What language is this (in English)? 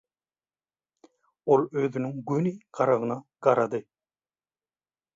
Turkmen